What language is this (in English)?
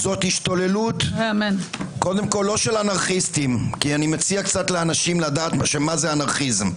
Hebrew